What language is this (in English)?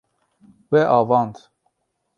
Kurdish